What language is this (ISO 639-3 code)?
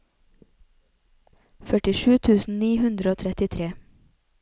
nor